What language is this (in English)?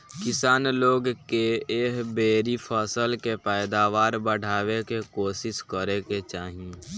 Bhojpuri